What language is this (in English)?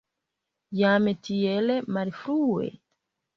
Esperanto